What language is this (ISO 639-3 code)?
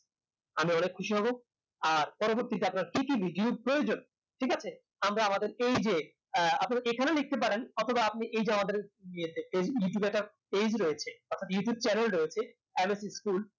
ben